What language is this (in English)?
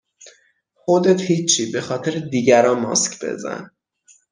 Persian